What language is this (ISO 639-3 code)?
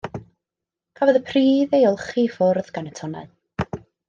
cym